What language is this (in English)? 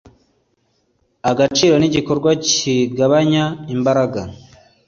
Kinyarwanda